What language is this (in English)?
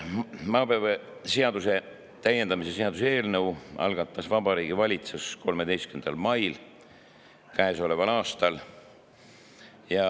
Estonian